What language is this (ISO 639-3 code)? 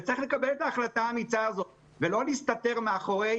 heb